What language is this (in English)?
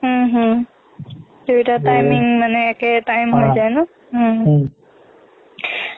Assamese